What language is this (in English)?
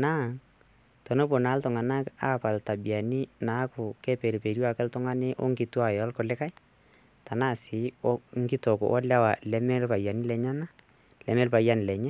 Masai